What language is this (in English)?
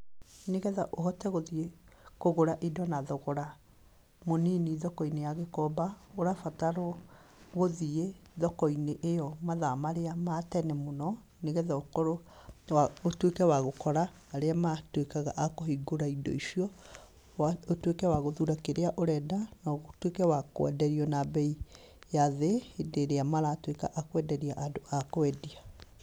Kikuyu